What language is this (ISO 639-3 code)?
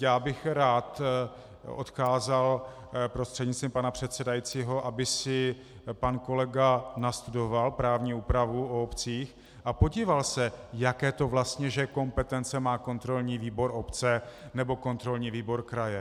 ces